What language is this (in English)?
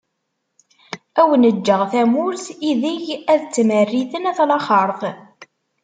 Kabyle